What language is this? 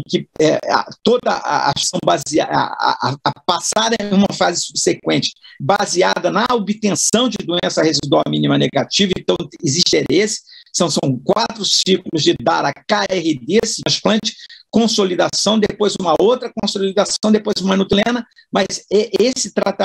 Portuguese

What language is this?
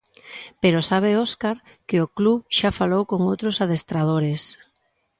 Galician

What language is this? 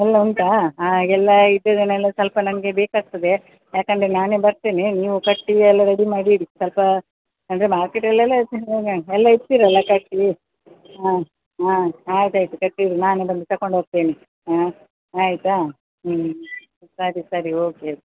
Kannada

